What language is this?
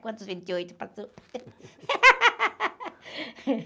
Portuguese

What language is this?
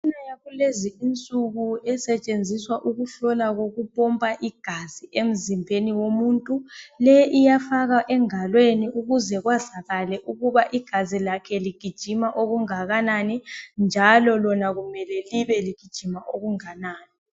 North Ndebele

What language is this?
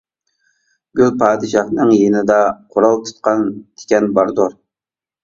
Uyghur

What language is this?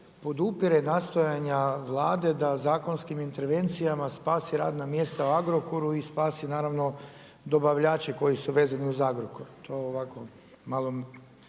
Croatian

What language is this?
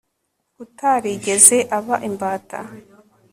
Kinyarwanda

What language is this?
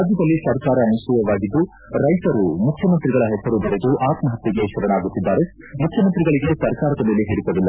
Kannada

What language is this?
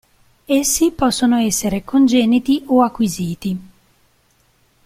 Italian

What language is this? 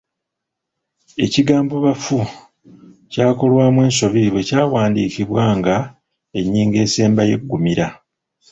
Ganda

